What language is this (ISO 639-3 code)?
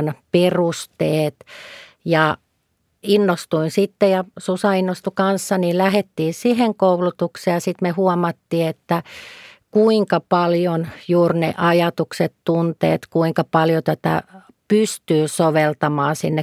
fin